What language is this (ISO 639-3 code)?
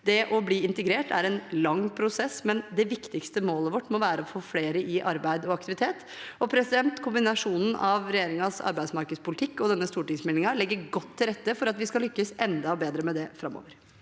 nor